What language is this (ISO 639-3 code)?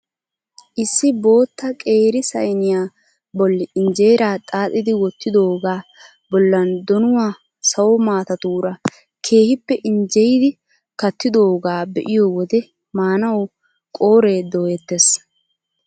wal